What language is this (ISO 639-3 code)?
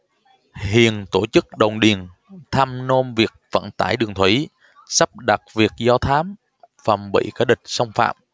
vie